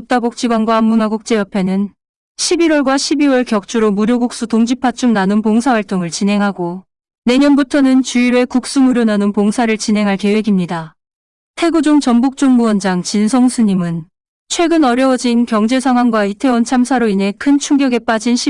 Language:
Korean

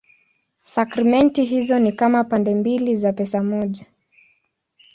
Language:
Swahili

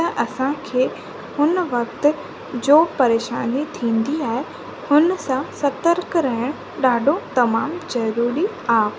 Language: Sindhi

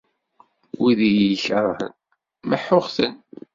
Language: Kabyle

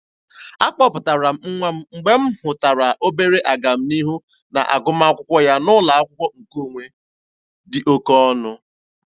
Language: Igbo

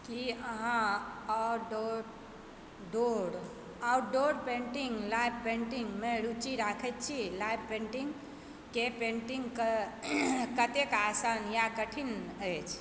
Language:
Maithili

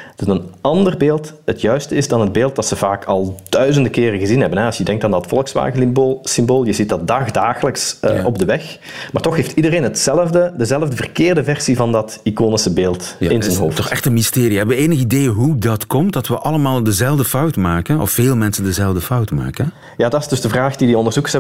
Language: Dutch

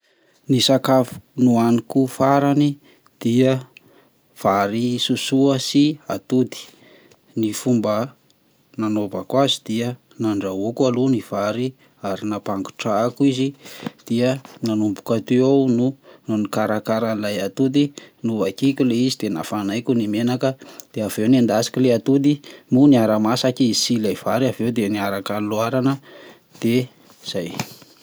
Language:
Malagasy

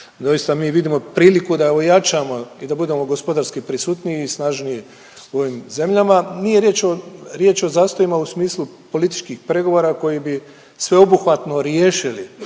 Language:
Croatian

